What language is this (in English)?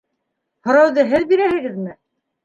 Bashkir